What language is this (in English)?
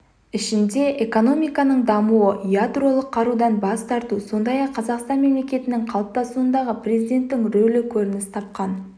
Kazakh